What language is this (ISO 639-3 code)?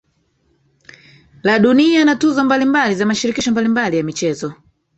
swa